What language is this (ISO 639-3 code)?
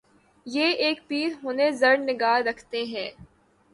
urd